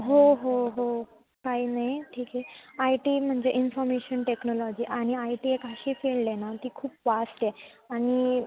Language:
Marathi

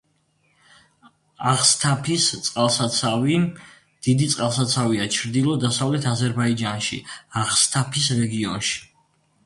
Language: Georgian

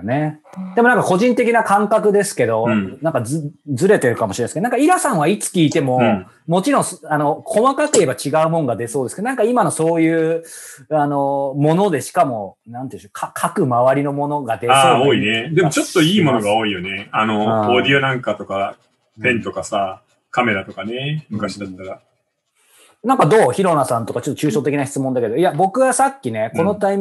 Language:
Japanese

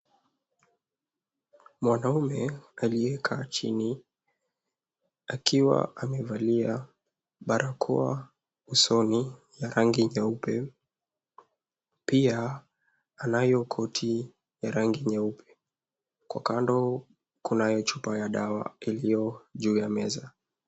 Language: Swahili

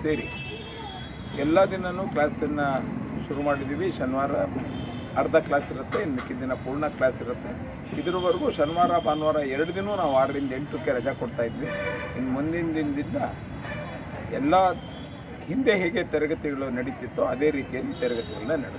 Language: Hindi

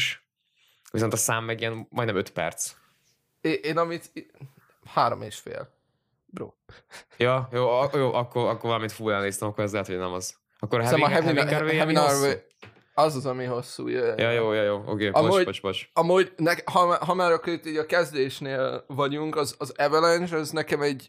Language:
Hungarian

